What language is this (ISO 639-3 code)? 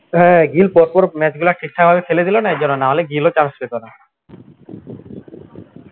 ben